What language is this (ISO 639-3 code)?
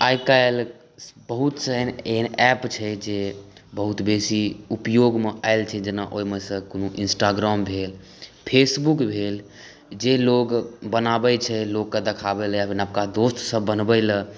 mai